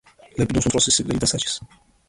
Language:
Georgian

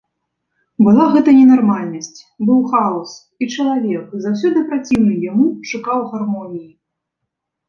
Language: Belarusian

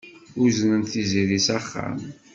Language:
Kabyle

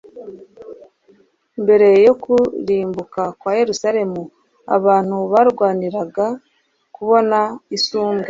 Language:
Kinyarwanda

